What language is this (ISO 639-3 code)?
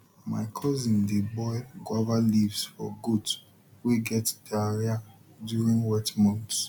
pcm